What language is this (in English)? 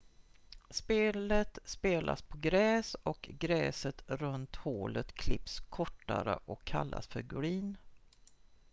Swedish